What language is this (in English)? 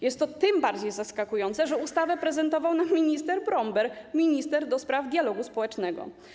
Polish